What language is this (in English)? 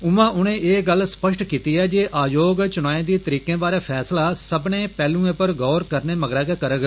Dogri